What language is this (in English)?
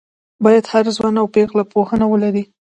Pashto